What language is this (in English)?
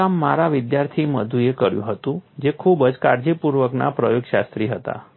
Gujarati